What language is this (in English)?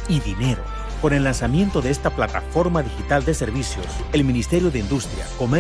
Spanish